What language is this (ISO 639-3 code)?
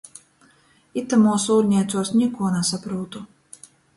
ltg